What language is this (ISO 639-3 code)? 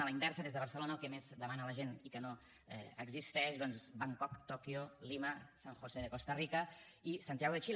cat